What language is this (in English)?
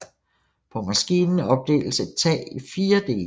Danish